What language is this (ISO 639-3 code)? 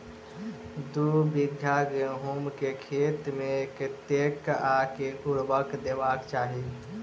mai